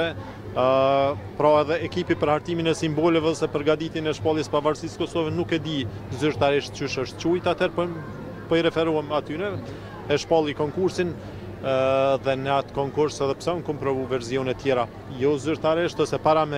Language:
Romanian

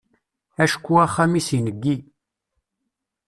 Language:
Kabyle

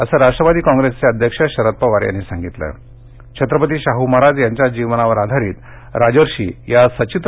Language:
Marathi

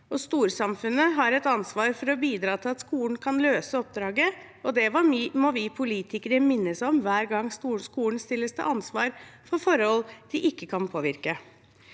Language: Norwegian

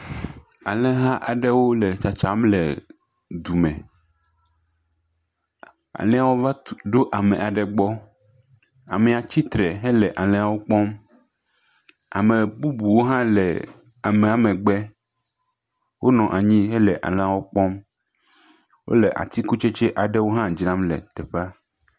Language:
Ewe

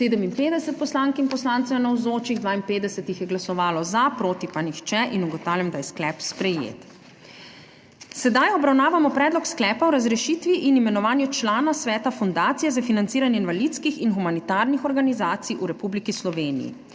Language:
Slovenian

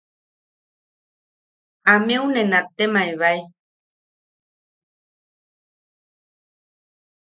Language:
Yaqui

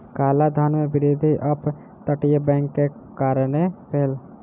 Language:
Maithili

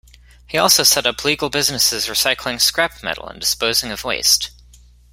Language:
English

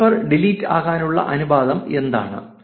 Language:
Malayalam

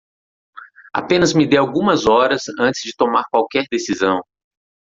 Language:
Portuguese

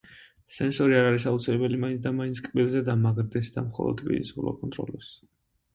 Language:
Georgian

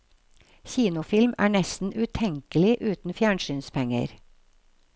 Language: Norwegian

